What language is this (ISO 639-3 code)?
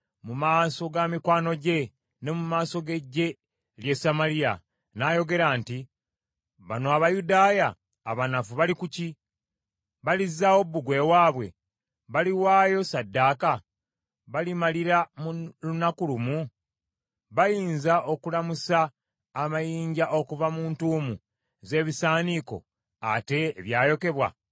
lug